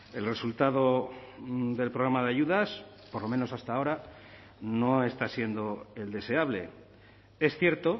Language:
Spanish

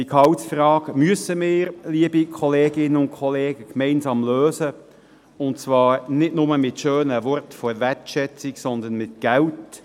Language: Swiss German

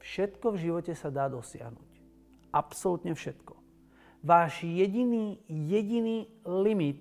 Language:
Slovak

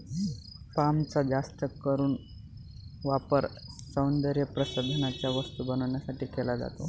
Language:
Marathi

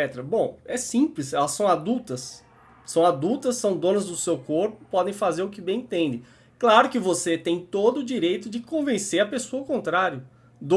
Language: Portuguese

